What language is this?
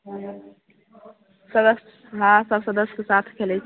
Maithili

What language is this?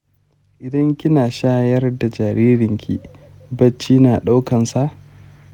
Hausa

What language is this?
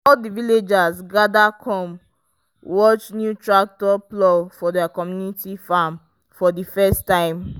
Nigerian Pidgin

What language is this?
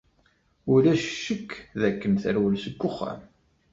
Kabyle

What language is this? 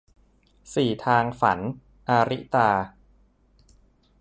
Thai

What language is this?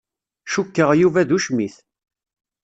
Kabyle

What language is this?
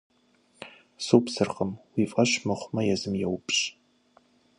Kabardian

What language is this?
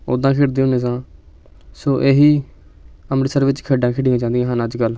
Punjabi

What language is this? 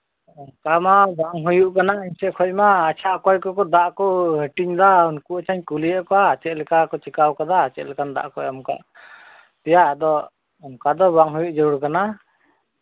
Santali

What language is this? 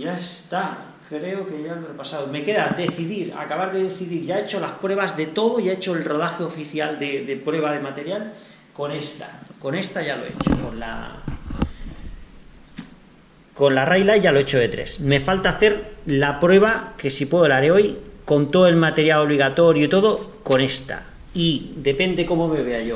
Spanish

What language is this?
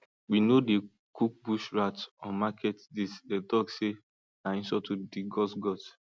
Nigerian Pidgin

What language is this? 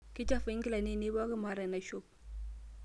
Masai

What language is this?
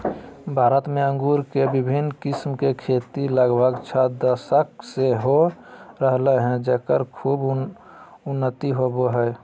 Magahi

